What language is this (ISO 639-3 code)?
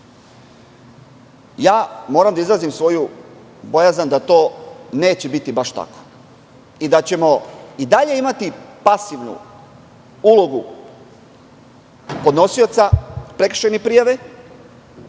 srp